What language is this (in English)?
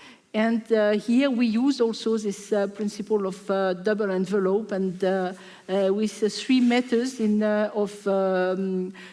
English